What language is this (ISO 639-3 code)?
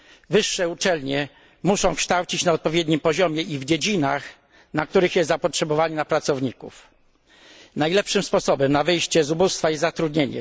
pol